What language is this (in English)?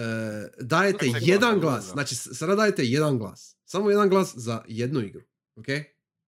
Croatian